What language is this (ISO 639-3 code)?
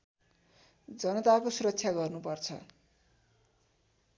nep